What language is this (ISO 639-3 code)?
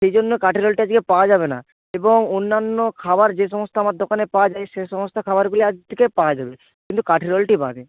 ben